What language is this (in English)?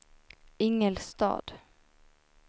Swedish